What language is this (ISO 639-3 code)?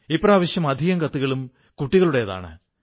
mal